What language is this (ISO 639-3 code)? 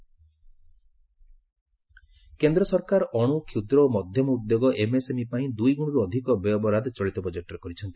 ori